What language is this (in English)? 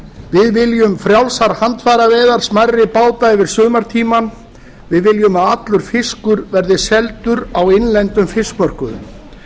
Icelandic